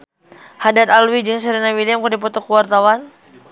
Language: Sundanese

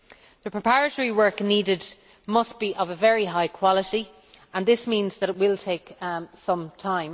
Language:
English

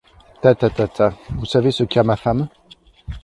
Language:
French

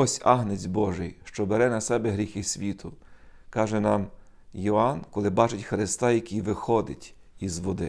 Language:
Ukrainian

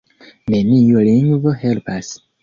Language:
Esperanto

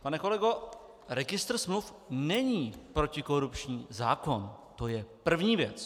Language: Czech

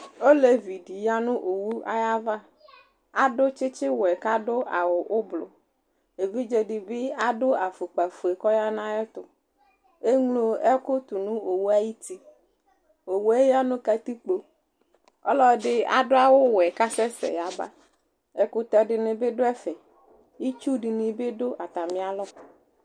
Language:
Ikposo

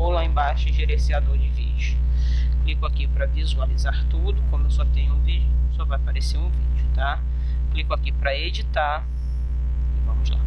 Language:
Portuguese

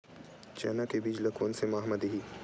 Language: Chhattisgarhi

